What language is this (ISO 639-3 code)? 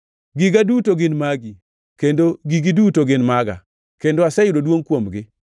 luo